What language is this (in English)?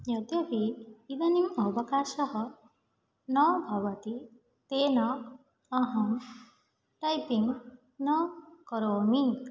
Sanskrit